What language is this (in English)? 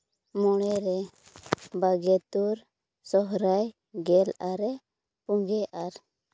Santali